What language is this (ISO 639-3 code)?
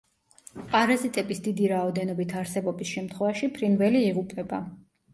kat